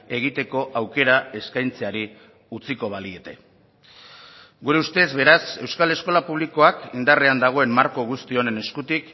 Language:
Basque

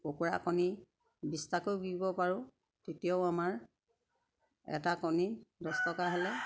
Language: Assamese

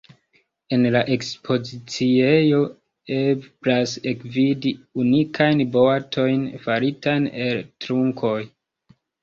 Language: Esperanto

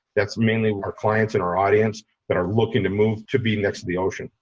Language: English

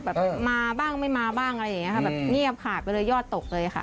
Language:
Thai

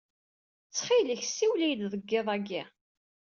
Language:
Kabyle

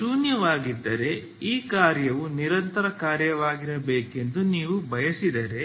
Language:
Kannada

